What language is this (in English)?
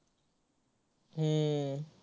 Marathi